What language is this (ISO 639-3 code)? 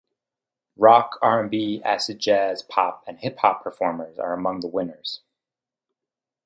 eng